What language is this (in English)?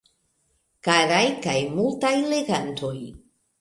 Esperanto